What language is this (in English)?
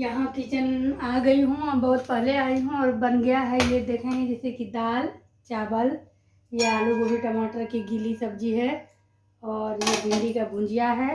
Hindi